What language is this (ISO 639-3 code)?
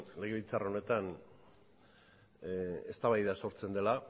eus